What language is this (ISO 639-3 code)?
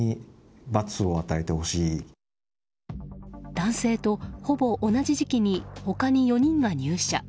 jpn